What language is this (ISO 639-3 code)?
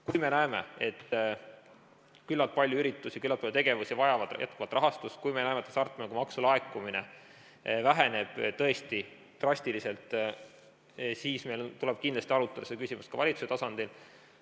est